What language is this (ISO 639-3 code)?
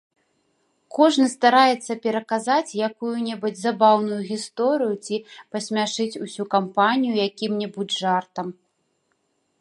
bel